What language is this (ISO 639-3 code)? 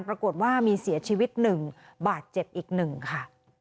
tha